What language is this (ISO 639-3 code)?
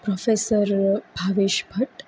guj